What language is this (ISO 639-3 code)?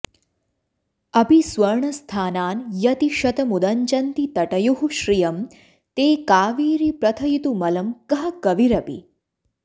san